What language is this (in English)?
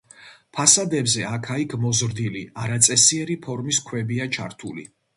Georgian